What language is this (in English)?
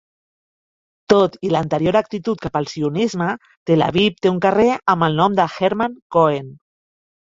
Catalan